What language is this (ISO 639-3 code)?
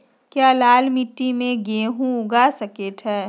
mag